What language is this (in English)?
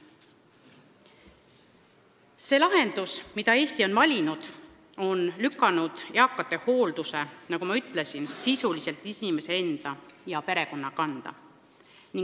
Estonian